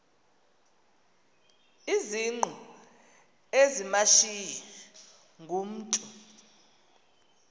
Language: Xhosa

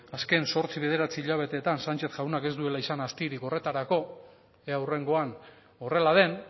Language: Basque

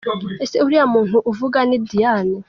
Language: Kinyarwanda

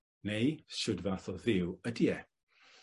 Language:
Welsh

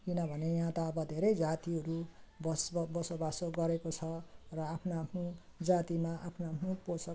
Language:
Nepali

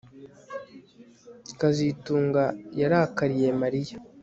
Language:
Kinyarwanda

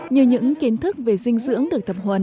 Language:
Vietnamese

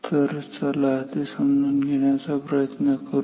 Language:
Marathi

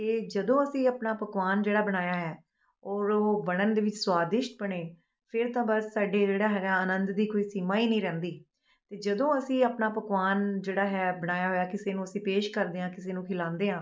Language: Punjabi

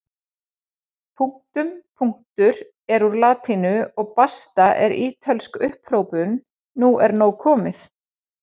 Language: Icelandic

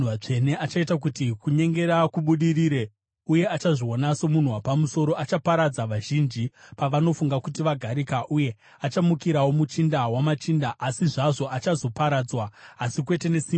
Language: Shona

